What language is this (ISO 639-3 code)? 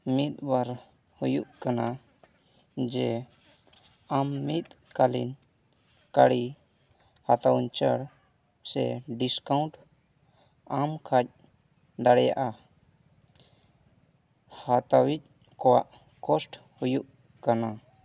sat